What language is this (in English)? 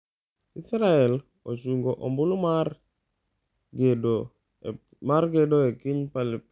Luo (Kenya and Tanzania)